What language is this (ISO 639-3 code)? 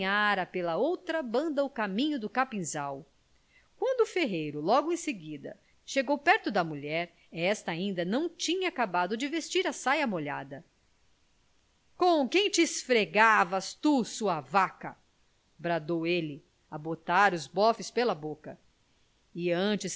por